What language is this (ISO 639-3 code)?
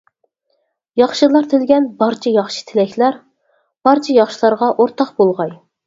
uig